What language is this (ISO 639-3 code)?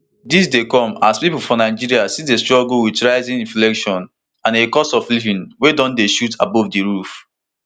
pcm